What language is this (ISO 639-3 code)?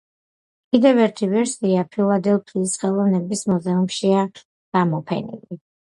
kat